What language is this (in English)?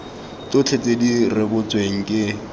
Tswana